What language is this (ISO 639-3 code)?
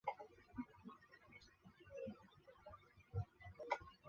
zho